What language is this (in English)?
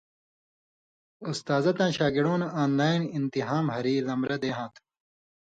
Indus Kohistani